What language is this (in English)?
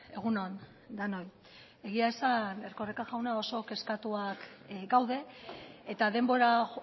Basque